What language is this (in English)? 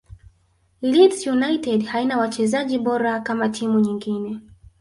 Swahili